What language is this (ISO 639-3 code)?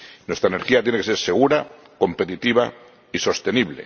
spa